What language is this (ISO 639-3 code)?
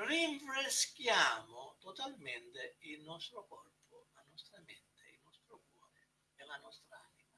ita